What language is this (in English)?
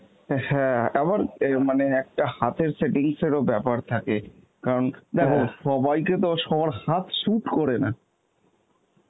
Bangla